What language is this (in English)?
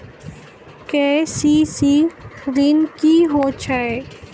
Maithili